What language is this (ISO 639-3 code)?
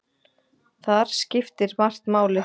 isl